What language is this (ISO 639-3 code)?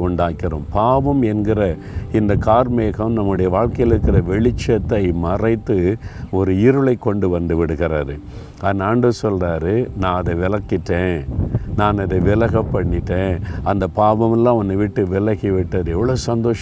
tam